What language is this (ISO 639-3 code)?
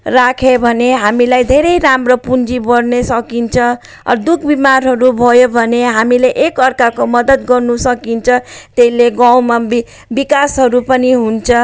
nep